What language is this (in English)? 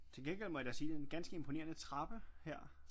Danish